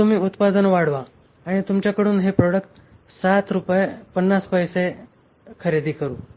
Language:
Marathi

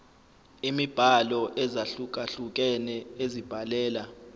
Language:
Zulu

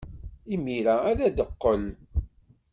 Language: Kabyle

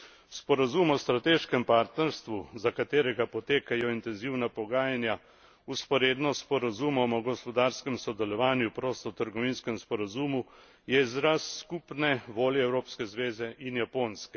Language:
Slovenian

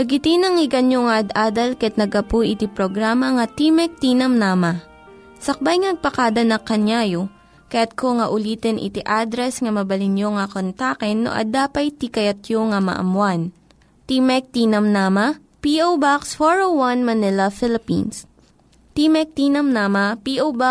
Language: Filipino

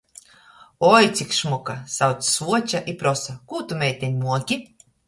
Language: Latgalian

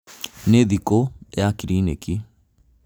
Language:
Kikuyu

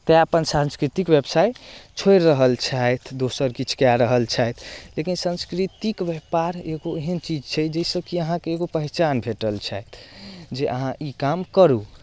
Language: Maithili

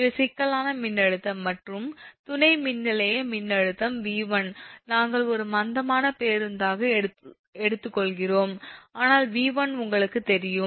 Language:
Tamil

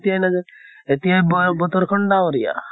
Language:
Assamese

